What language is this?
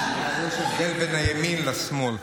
Hebrew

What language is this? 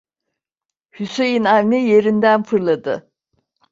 Turkish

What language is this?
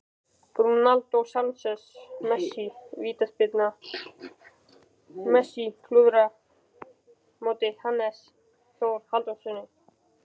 Icelandic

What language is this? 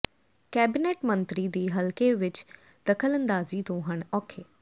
Punjabi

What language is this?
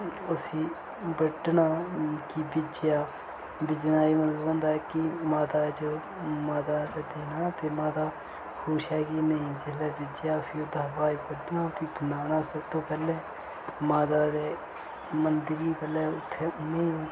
Dogri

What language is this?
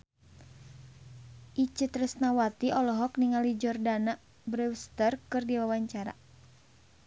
Sundanese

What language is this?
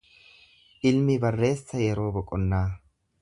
Oromo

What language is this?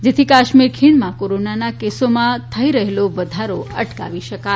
Gujarati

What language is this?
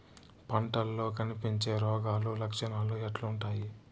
Telugu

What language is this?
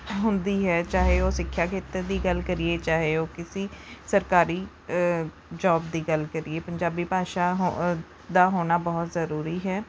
Punjabi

